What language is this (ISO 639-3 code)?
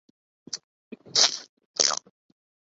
urd